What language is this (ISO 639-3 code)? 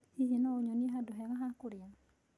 kik